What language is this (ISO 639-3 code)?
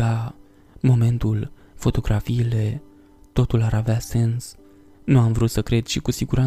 ron